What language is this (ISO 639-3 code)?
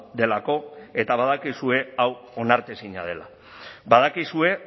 eus